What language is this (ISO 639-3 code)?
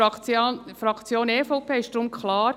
gsw